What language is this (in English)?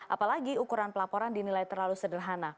Indonesian